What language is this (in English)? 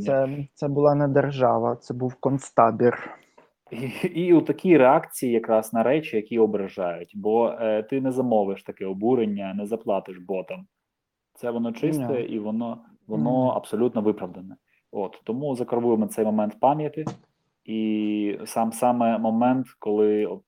Ukrainian